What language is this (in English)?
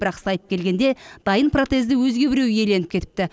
Kazakh